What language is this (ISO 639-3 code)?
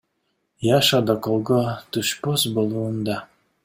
kir